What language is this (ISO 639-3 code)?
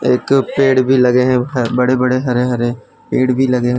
hin